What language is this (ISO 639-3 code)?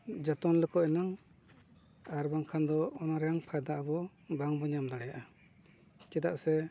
sat